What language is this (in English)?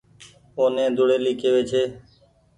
Goaria